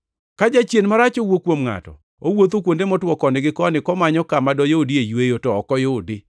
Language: Luo (Kenya and Tanzania)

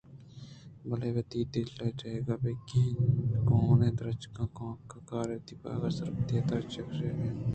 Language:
Eastern Balochi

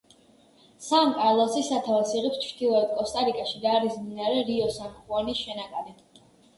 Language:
Georgian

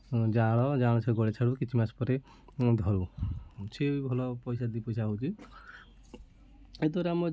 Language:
Odia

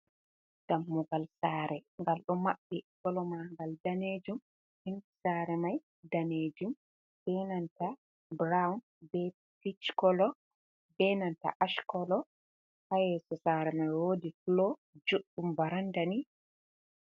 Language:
Fula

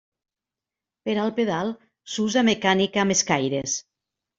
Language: Catalan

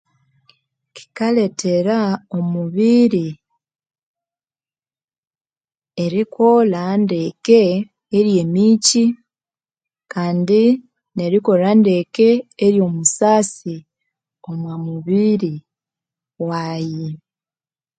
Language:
Konzo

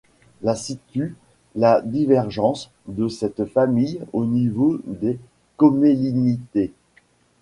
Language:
French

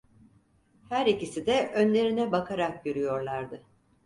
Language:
Turkish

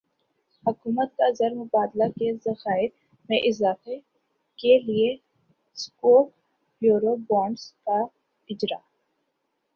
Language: Urdu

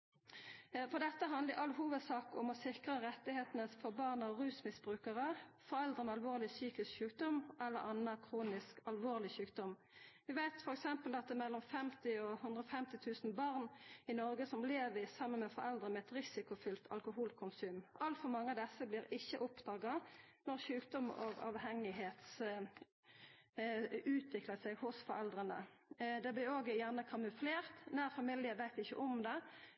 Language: Norwegian Nynorsk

